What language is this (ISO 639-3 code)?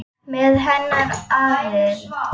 isl